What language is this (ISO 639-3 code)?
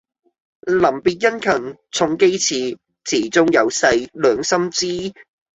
yue